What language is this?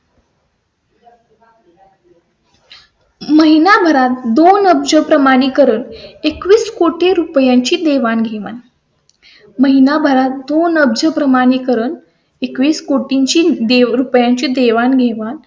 Marathi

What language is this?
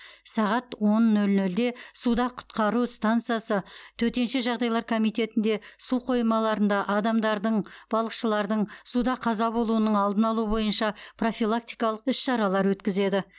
Kazakh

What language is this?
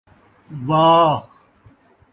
Saraiki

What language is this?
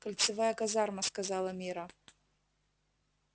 Russian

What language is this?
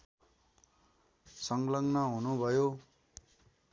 Nepali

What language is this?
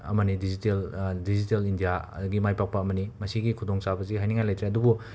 Manipuri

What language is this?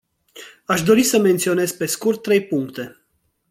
Romanian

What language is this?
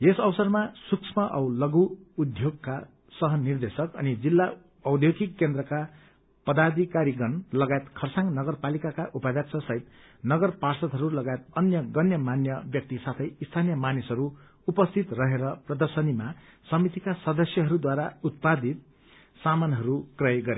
Nepali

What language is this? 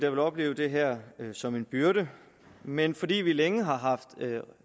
Danish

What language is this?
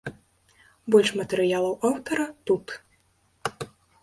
Belarusian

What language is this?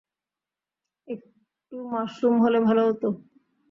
Bangla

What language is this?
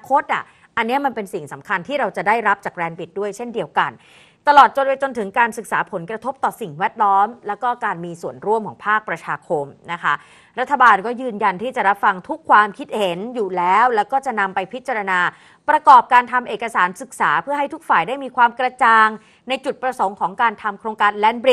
Thai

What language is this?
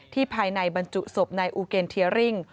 Thai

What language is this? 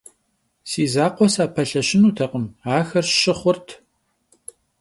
Kabardian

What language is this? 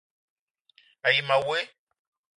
Eton (Cameroon)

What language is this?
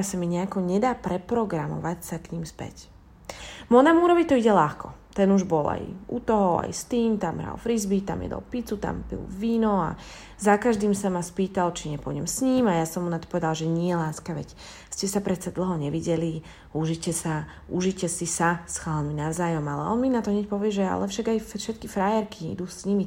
Slovak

